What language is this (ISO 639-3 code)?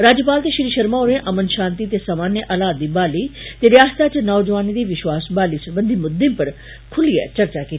doi